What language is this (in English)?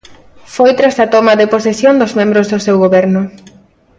Galician